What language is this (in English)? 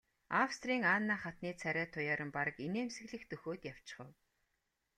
Mongolian